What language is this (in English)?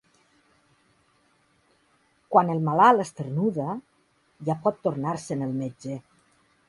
Catalan